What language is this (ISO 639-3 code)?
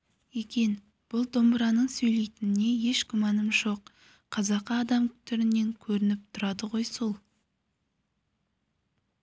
kaz